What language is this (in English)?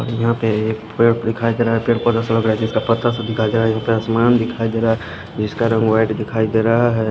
Hindi